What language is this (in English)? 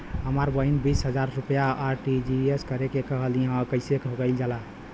Bhojpuri